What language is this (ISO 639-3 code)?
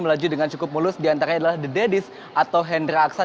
ind